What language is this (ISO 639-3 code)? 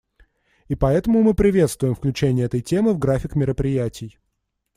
rus